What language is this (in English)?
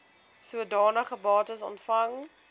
Afrikaans